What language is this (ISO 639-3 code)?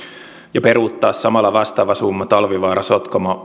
fin